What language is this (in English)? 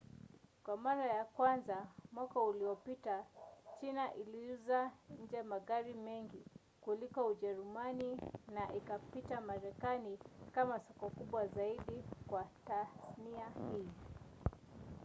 Swahili